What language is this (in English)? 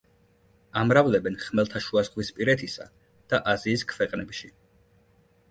Georgian